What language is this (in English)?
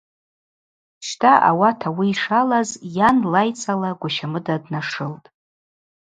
Abaza